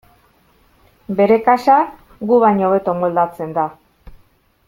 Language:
Basque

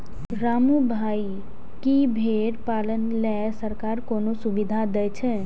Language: Maithili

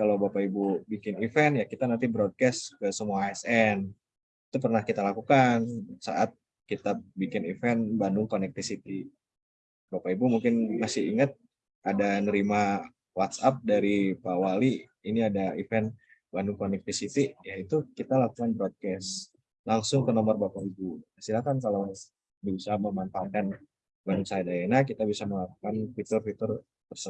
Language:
Indonesian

